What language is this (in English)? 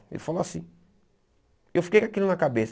Portuguese